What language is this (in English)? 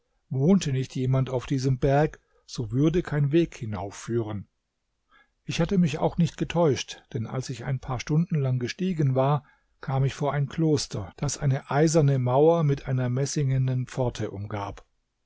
German